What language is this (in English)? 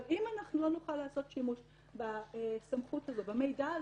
Hebrew